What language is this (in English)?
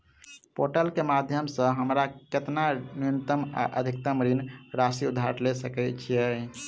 Maithili